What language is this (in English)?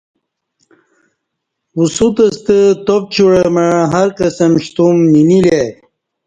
Kati